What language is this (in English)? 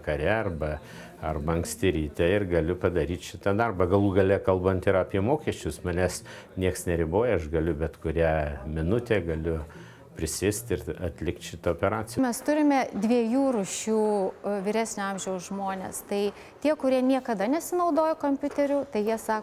Russian